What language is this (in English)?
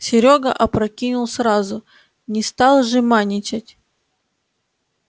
Russian